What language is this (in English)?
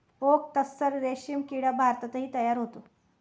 Marathi